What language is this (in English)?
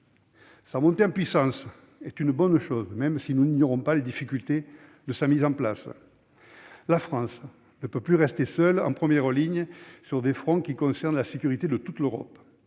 French